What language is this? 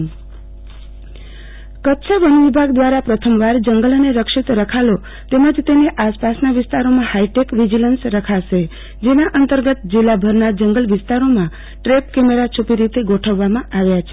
Gujarati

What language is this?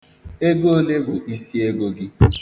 Igbo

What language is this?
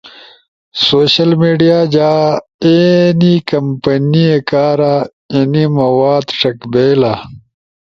Ushojo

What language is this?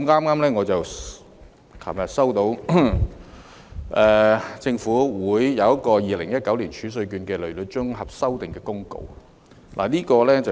Cantonese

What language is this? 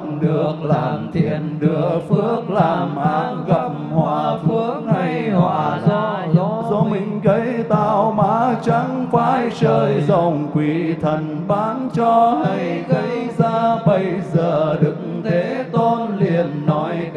Vietnamese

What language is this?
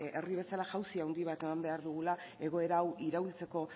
Basque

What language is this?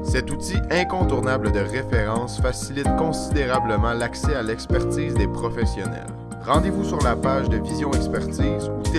French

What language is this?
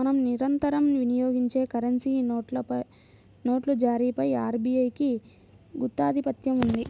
Telugu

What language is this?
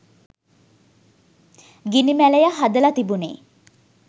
Sinhala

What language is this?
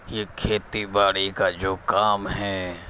Urdu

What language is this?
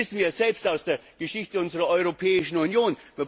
German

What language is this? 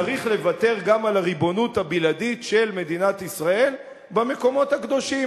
Hebrew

